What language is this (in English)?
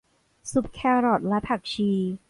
Thai